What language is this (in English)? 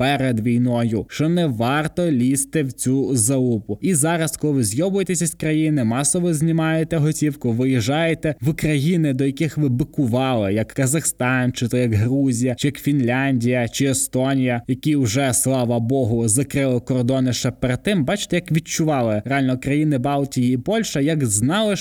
Ukrainian